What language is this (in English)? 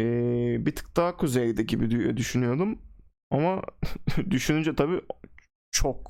Turkish